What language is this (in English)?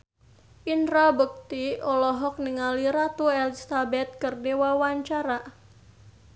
Sundanese